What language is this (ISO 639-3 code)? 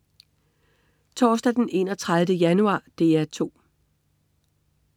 dan